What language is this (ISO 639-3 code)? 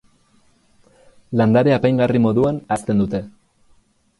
eus